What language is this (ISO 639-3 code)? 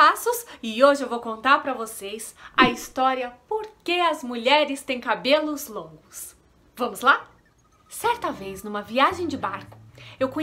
por